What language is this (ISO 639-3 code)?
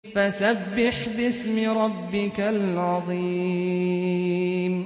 ara